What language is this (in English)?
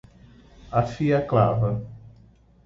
Portuguese